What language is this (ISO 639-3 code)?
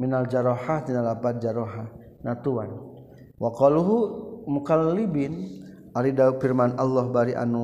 msa